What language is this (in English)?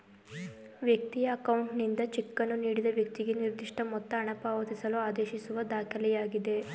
Kannada